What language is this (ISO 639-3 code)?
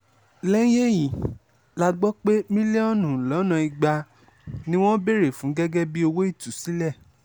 yor